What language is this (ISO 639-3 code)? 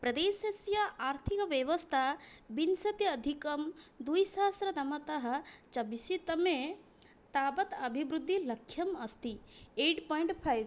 san